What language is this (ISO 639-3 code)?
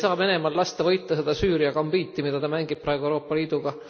est